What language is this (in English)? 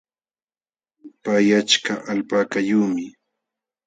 Jauja Wanca Quechua